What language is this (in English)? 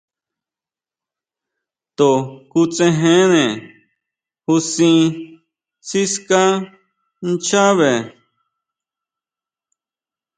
Huautla Mazatec